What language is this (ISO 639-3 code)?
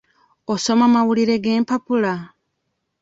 lug